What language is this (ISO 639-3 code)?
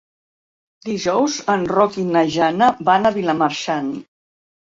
cat